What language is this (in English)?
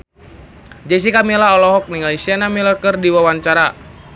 Sundanese